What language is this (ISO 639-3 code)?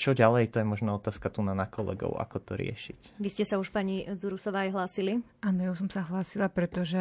slk